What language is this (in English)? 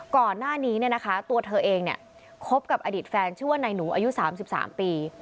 Thai